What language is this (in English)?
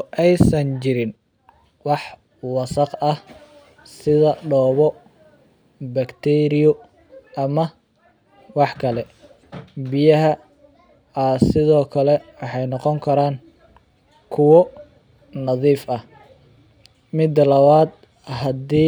Somali